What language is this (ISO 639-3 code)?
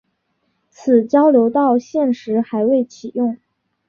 zho